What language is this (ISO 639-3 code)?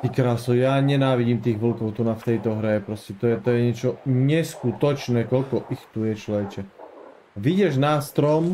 ces